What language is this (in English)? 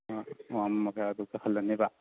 Manipuri